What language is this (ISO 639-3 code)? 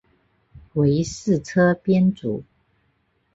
zho